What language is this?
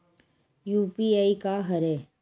Chhattisgarhi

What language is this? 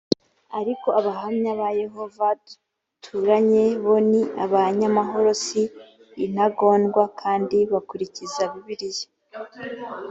Kinyarwanda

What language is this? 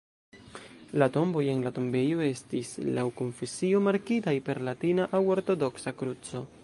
Esperanto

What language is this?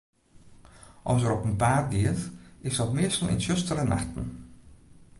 Western Frisian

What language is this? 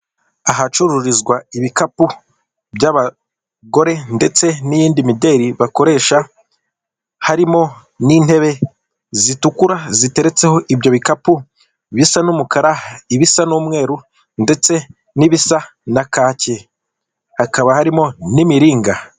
Kinyarwanda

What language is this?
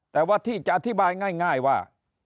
Thai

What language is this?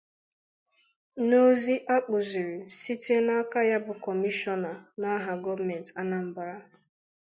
Igbo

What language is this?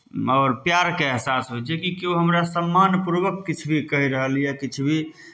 Maithili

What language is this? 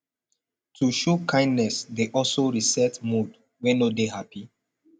Nigerian Pidgin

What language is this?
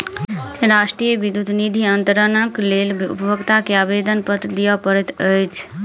Maithili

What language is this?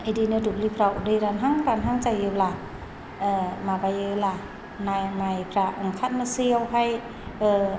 Bodo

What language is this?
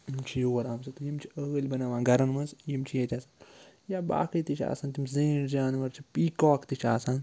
Kashmiri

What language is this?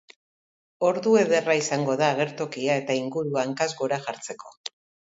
Basque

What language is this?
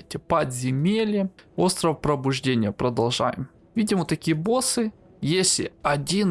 Russian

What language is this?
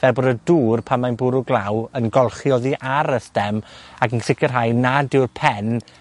Welsh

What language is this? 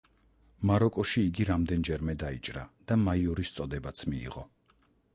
Georgian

